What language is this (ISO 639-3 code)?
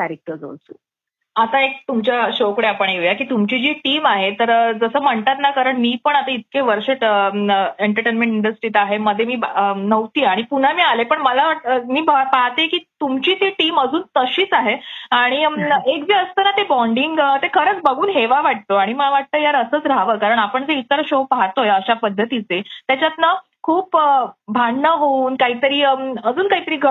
mar